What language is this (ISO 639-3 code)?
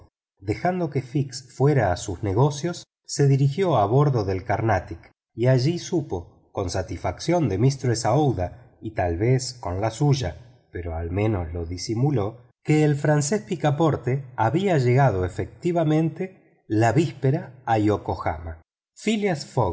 spa